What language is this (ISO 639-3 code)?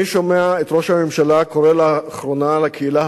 heb